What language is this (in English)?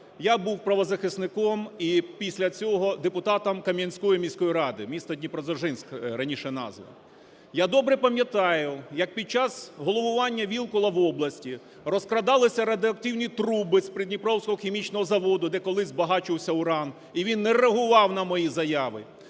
Ukrainian